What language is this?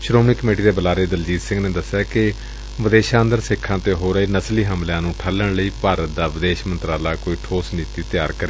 Punjabi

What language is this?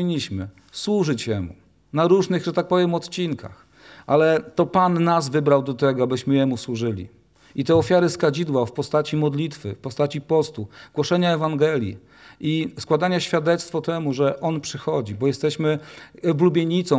Polish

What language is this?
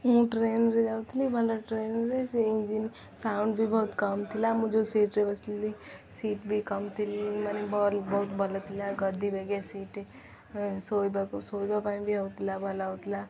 Odia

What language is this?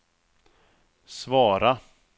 Swedish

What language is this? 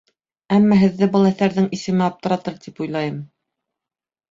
Bashkir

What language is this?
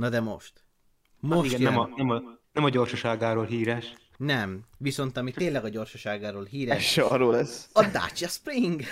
Hungarian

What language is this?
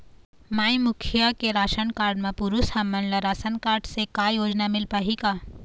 Chhattisgarhi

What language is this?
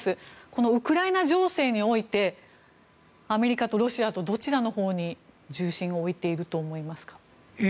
Japanese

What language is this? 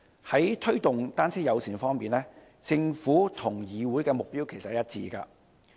Cantonese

